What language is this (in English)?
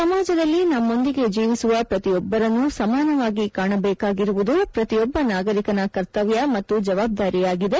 Kannada